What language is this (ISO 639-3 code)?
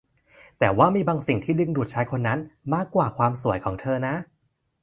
tha